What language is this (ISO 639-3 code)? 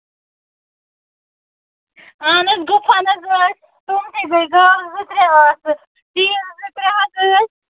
kas